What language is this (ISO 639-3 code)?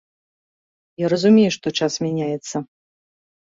bel